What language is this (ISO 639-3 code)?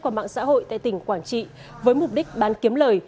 vie